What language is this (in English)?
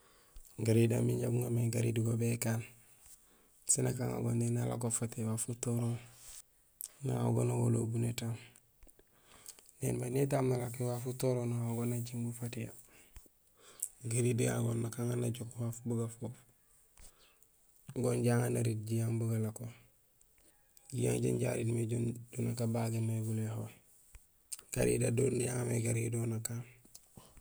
Gusilay